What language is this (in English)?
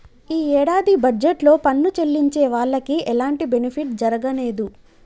Telugu